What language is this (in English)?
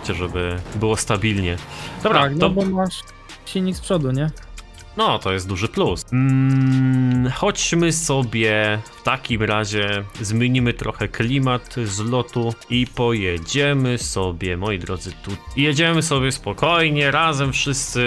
Polish